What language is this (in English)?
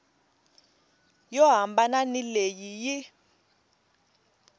Tsonga